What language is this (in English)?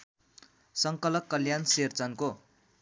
Nepali